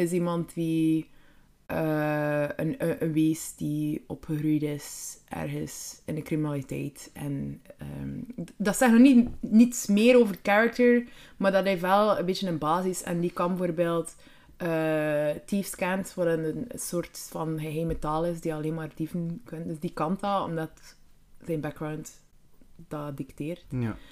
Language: Dutch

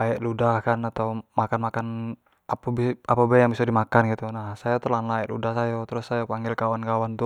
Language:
Jambi Malay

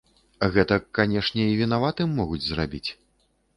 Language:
Belarusian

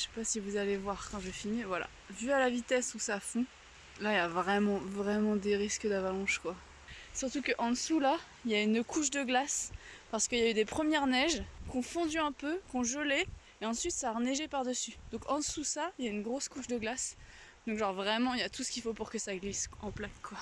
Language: French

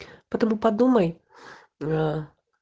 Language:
Russian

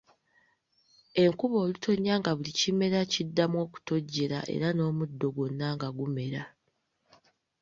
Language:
Ganda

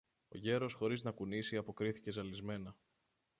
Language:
Greek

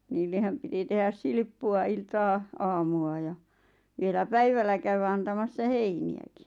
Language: Finnish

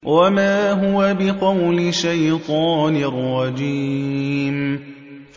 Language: Arabic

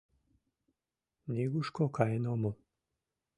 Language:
Mari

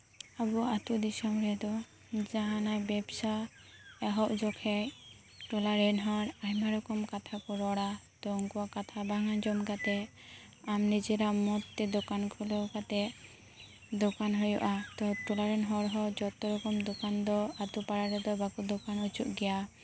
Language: Santali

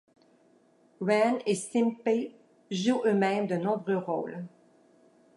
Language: French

